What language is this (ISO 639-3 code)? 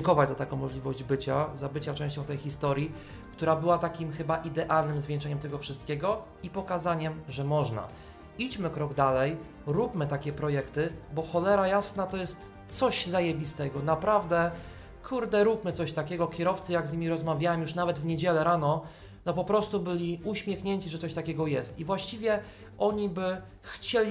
pol